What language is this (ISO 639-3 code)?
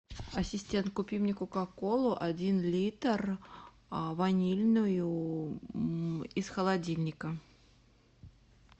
rus